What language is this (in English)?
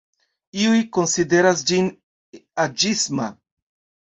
Esperanto